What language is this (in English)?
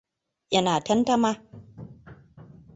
Hausa